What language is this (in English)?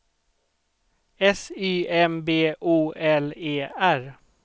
Swedish